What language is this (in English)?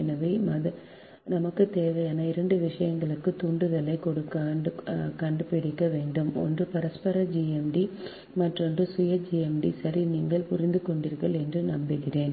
Tamil